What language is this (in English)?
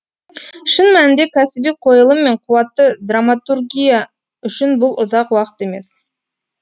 Kazakh